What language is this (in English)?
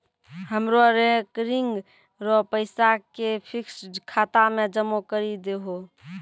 Maithili